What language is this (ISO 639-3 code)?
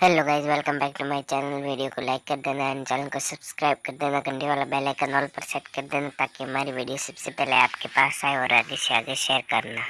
hin